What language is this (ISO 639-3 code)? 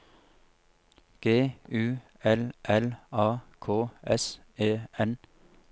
nor